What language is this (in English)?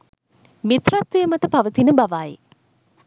Sinhala